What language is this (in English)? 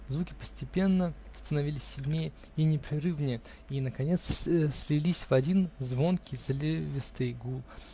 Russian